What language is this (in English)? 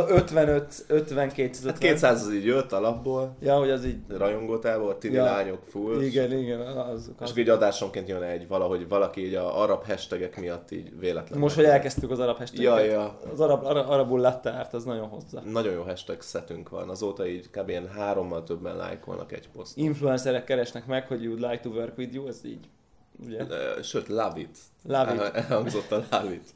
Hungarian